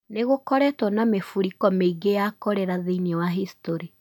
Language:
Kikuyu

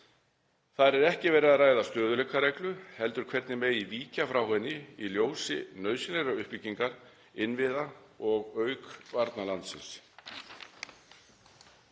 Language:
Icelandic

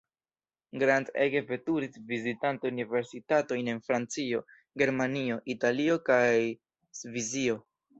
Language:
Esperanto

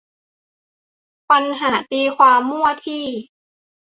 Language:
Thai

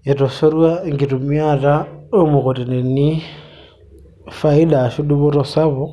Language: Masai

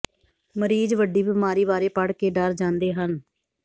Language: Punjabi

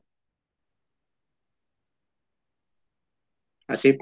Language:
Assamese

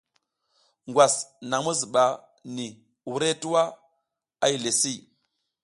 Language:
South Giziga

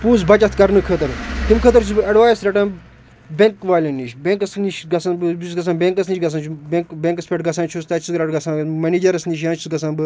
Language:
Kashmiri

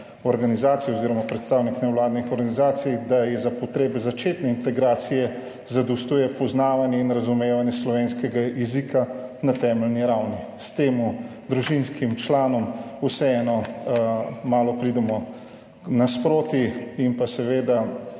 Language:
Slovenian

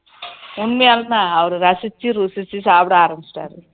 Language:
Tamil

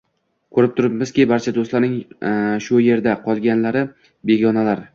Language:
Uzbek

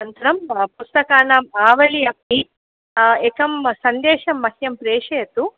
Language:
Sanskrit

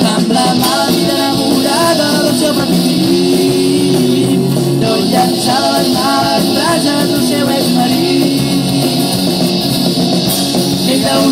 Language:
Czech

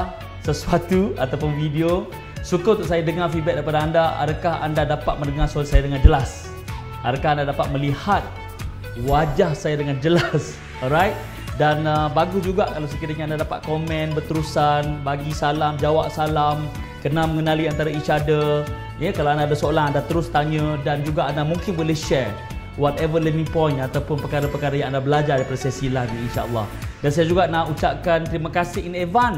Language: Malay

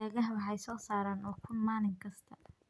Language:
Somali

